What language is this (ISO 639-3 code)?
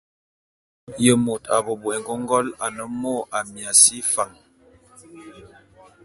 bum